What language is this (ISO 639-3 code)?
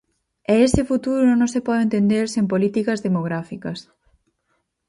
glg